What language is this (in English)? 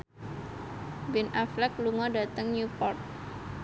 Javanese